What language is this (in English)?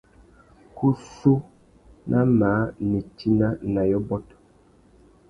Tuki